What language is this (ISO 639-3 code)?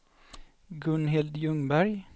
swe